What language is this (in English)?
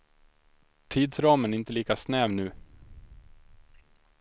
Swedish